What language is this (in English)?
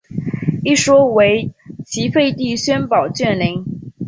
Chinese